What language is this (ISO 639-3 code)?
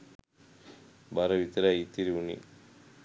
sin